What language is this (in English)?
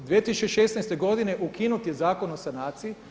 Croatian